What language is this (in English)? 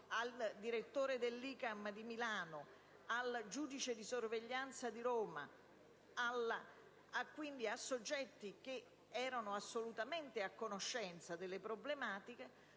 Italian